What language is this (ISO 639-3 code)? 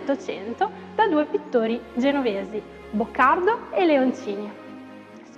ita